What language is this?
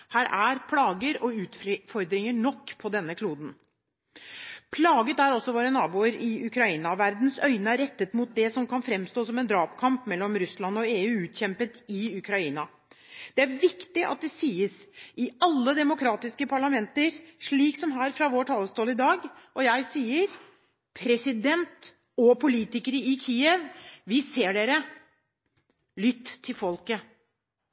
Norwegian Bokmål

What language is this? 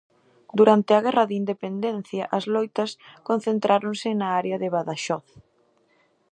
Galician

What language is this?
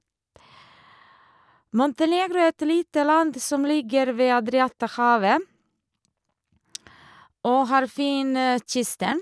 Norwegian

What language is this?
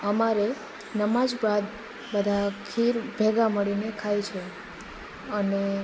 Gujarati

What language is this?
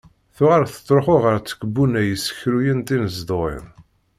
Kabyle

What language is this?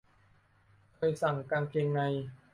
Thai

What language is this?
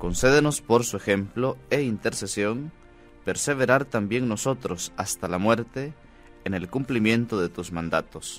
Spanish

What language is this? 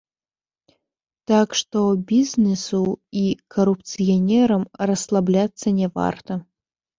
Belarusian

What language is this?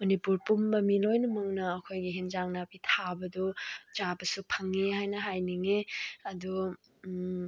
Manipuri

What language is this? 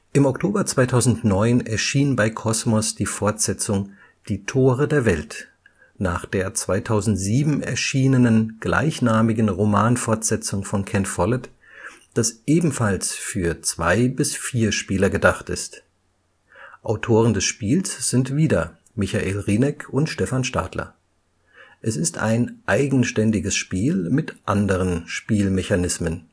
German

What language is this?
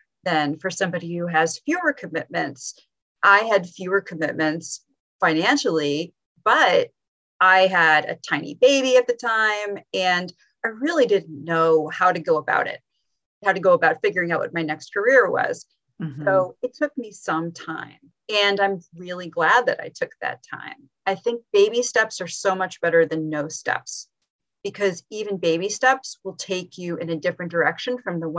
English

